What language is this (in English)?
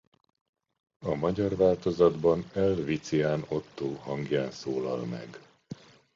Hungarian